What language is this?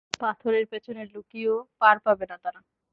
Bangla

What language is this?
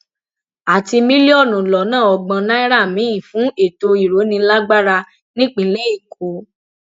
Yoruba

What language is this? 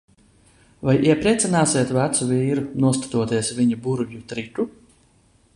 Latvian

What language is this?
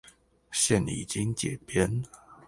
Chinese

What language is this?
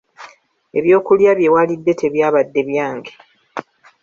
Ganda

